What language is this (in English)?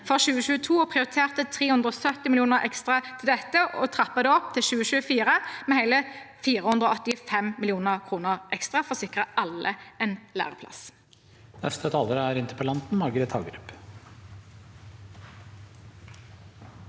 Norwegian